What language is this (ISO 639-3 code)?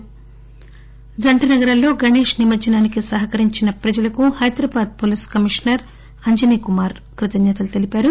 tel